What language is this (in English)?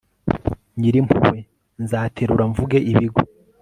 Kinyarwanda